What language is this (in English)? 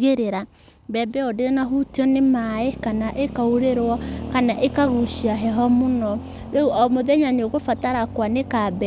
Kikuyu